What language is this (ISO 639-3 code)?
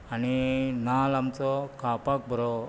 kok